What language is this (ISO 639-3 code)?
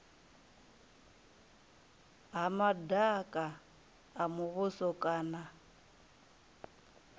ven